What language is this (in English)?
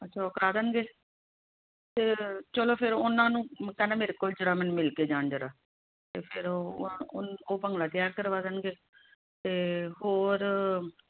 Punjabi